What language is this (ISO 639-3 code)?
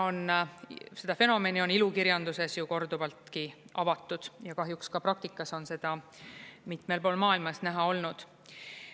est